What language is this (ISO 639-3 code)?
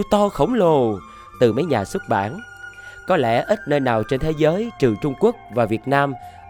vie